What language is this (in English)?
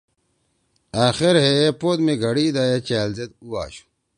Torwali